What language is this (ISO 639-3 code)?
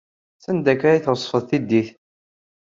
kab